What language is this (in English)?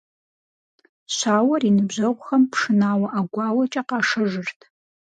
Kabardian